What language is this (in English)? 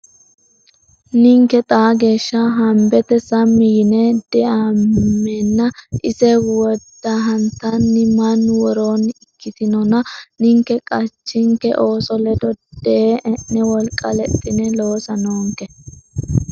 Sidamo